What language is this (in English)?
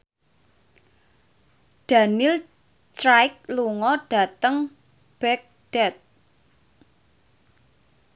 Javanese